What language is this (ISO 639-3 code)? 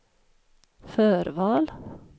swe